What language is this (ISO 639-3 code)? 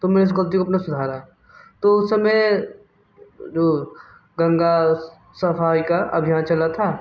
hin